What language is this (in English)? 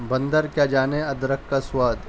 Urdu